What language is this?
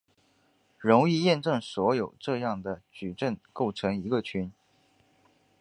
Chinese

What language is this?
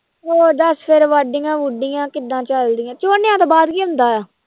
Punjabi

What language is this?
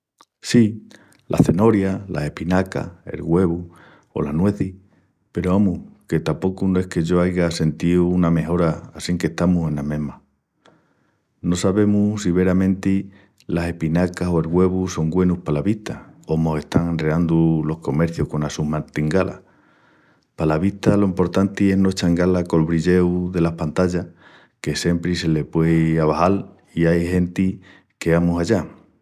Extremaduran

